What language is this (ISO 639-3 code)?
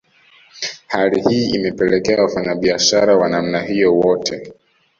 swa